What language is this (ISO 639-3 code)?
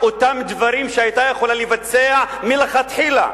heb